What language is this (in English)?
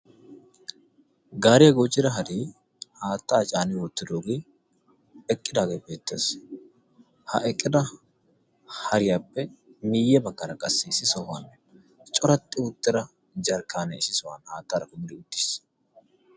Wolaytta